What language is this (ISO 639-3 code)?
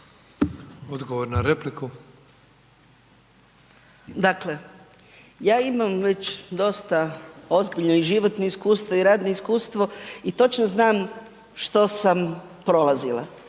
hrv